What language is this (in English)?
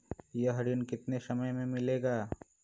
Magahi